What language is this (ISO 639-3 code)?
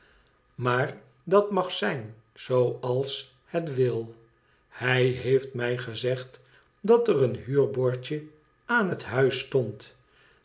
nld